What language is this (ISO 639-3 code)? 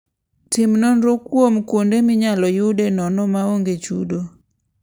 luo